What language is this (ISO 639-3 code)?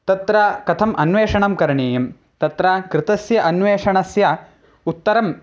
san